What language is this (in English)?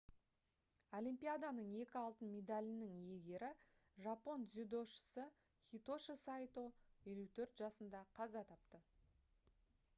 Kazakh